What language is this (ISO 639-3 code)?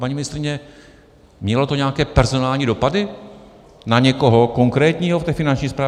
ces